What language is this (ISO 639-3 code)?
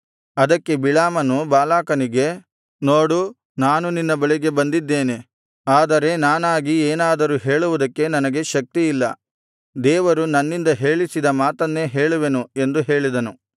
kan